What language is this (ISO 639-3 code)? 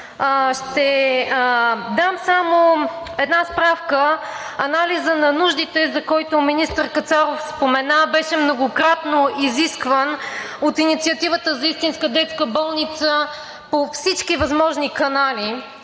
bul